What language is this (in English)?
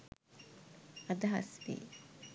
Sinhala